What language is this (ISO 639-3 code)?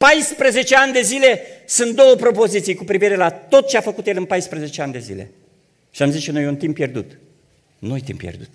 ron